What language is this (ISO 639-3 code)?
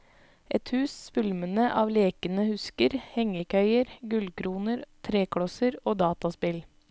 nor